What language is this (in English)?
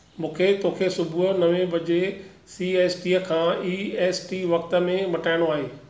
Sindhi